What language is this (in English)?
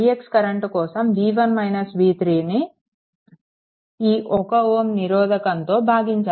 Telugu